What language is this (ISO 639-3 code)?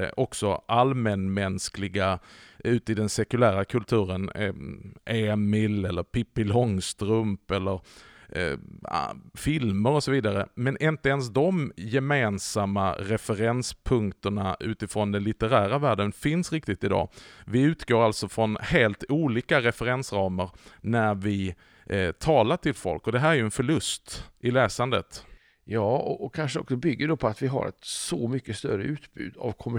swe